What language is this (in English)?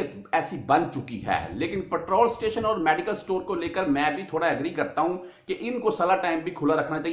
Hindi